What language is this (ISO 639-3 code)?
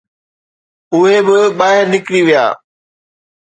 snd